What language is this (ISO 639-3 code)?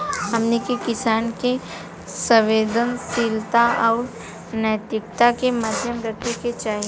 bho